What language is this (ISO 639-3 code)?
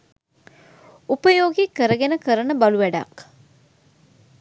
sin